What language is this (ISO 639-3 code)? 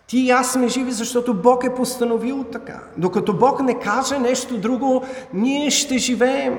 bul